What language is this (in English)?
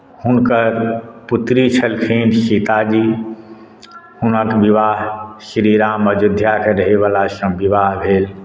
Maithili